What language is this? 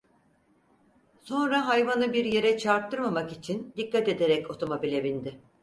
Turkish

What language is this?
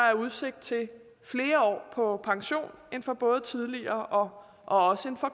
Danish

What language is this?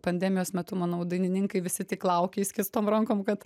Lithuanian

